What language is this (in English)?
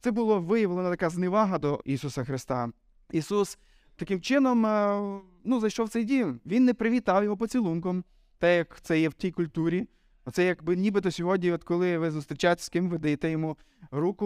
Ukrainian